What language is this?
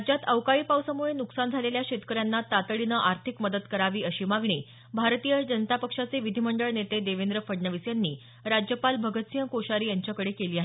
Marathi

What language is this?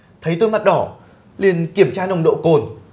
Vietnamese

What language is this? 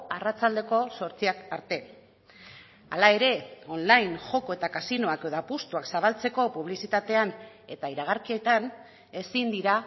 Basque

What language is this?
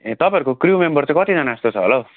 Nepali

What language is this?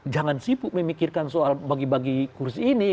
Indonesian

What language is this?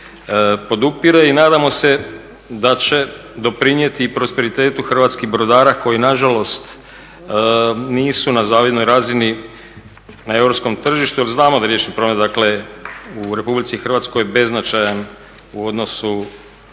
Croatian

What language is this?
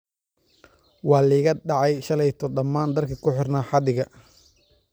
Somali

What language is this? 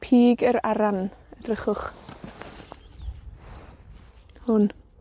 Welsh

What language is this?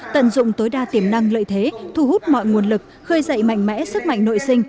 Vietnamese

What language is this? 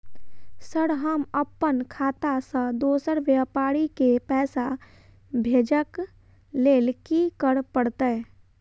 Maithili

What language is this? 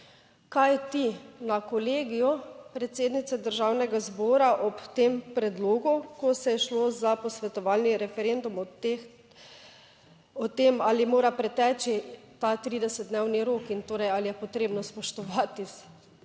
Slovenian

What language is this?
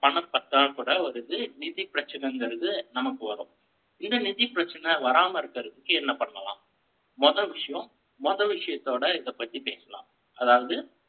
Tamil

